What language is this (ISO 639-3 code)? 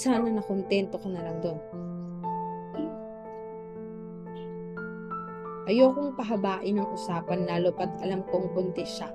fil